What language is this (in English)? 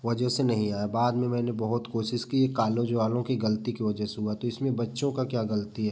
Hindi